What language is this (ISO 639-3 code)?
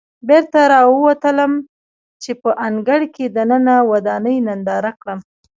pus